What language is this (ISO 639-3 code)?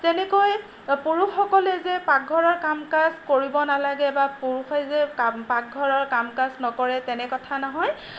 asm